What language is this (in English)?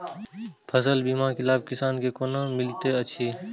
Maithili